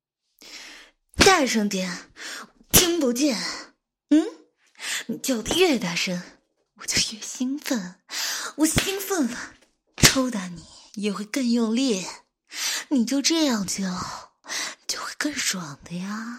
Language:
Chinese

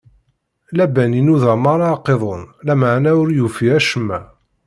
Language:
Kabyle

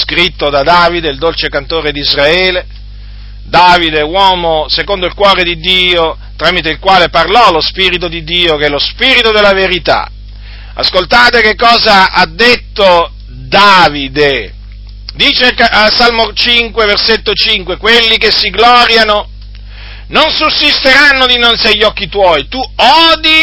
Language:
Italian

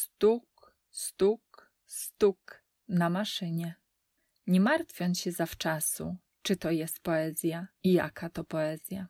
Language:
Polish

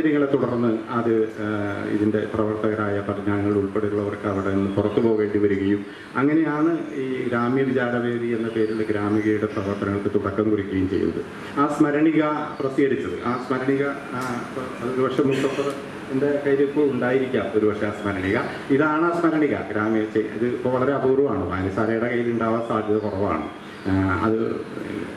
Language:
Malayalam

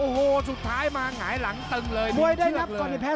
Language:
Thai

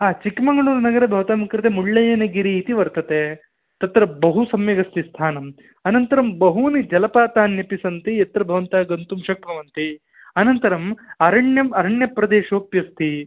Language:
Sanskrit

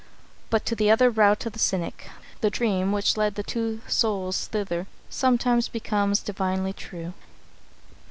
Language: English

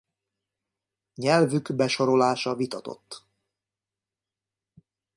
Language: Hungarian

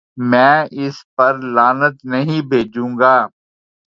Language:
Urdu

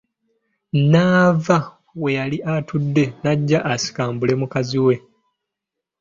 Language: Ganda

